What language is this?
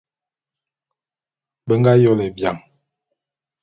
Bulu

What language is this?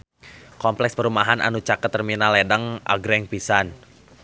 Sundanese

